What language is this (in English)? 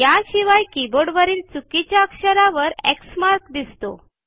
Marathi